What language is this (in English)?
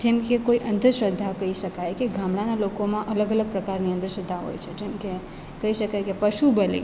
Gujarati